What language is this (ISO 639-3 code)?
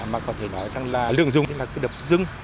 vie